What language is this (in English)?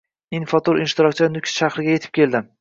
Uzbek